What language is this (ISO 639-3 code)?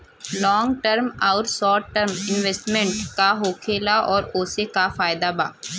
bho